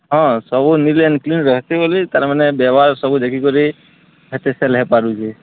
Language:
Odia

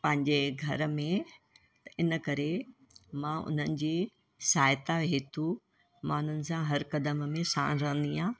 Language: Sindhi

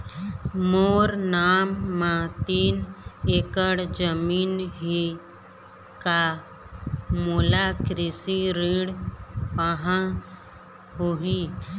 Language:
Chhattisgarhi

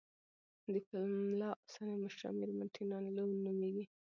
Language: Pashto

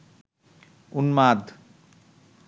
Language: Bangla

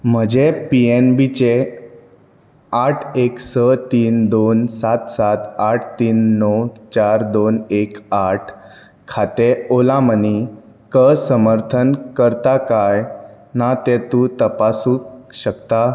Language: Konkani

